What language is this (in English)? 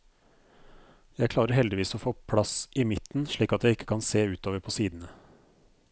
Norwegian